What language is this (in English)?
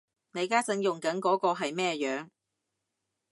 Cantonese